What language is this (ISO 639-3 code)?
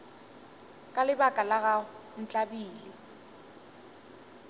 nso